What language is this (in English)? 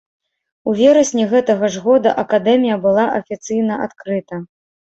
Belarusian